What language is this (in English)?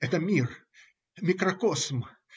Russian